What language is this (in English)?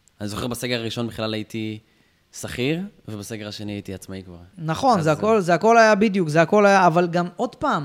Hebrew